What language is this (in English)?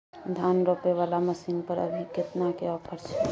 Maithili